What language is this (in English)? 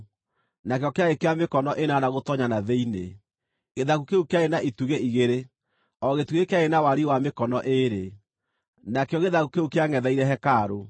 Kikuyu